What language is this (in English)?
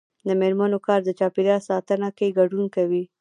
Pashto